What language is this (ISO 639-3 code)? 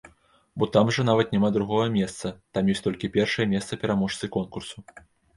bel